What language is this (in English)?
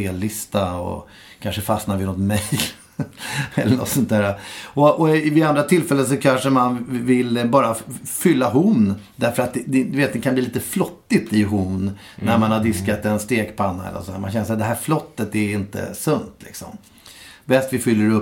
Swedish